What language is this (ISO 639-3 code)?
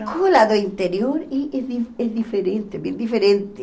por